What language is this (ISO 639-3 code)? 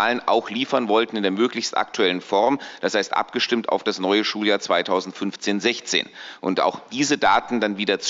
deu